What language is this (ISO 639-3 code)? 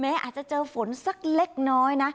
tha